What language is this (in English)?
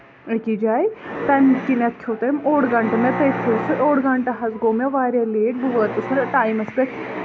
Kashmiri